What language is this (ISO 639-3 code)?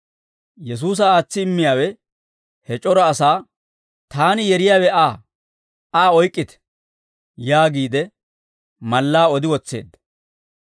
dwr